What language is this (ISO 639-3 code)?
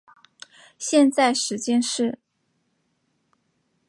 zho